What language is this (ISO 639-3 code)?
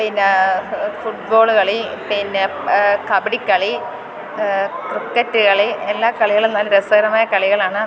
mal